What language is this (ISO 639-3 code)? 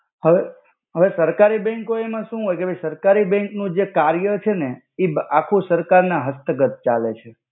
guj